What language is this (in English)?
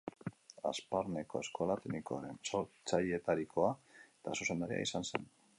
Basque